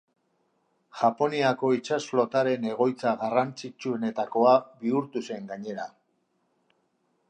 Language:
Basque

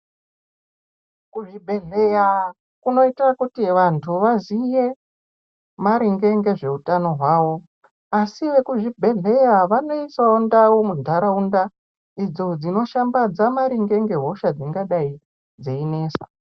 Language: Ndau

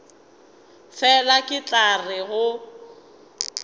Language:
Northern Sotho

